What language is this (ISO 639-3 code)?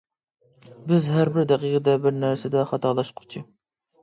uig